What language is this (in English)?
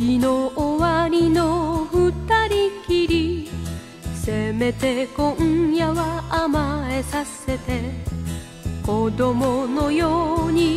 Japanese